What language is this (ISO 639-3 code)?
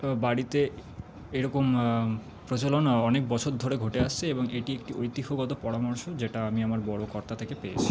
ben